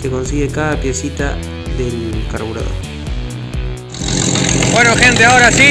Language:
Spanish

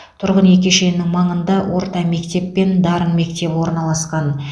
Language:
Kazakh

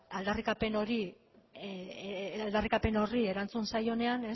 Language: Basque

